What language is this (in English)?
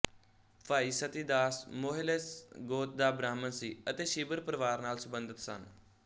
Punjabi